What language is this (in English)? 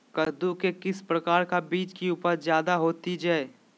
Magahi